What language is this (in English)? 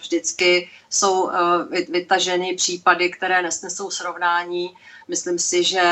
Czech